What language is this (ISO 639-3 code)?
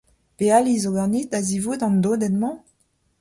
bre